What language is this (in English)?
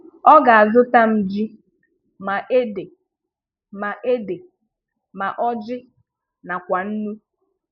Igbo